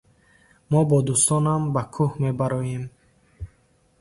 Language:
Tajik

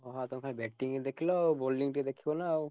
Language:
Odia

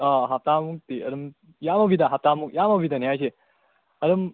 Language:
Manipuri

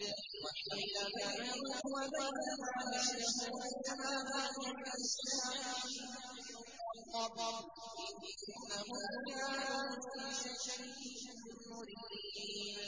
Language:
Arabic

